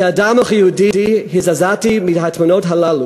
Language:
Hebrew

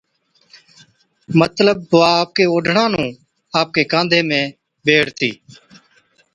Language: Od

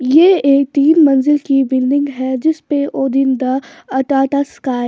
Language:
Hindi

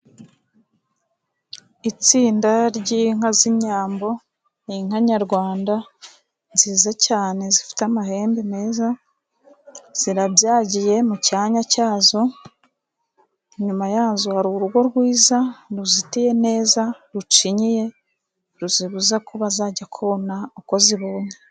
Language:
Kinyarwanda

